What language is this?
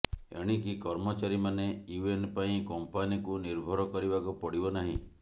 Odia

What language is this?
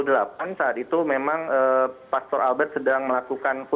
Indonesian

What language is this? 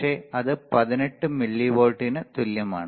Malayalam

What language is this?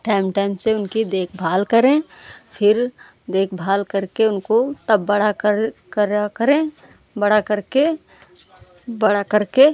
Hindi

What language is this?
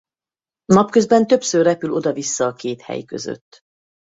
Hungarian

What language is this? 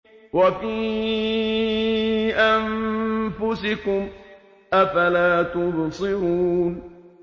Arabic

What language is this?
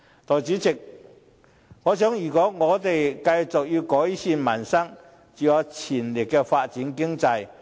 Cantonese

